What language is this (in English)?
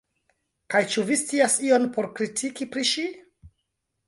Esperanto